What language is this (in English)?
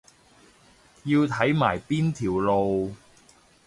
Cantonese